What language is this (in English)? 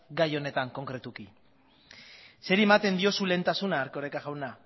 Basque